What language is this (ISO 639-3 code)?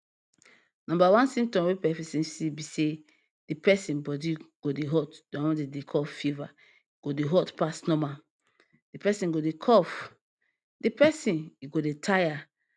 pcm